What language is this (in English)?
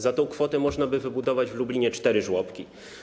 Polish